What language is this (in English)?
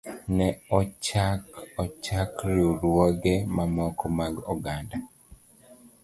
Luo (Kenya and Tanzania)